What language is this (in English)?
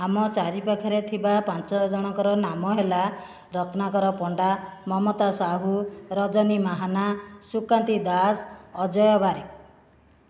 Odia